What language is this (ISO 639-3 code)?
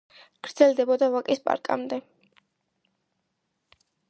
kat